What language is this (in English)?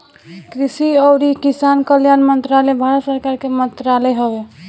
Bhojpuri